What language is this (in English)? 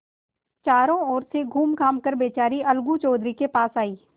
Hindi